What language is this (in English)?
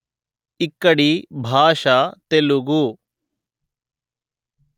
Telugu